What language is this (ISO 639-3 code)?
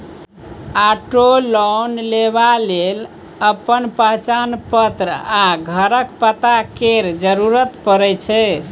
mai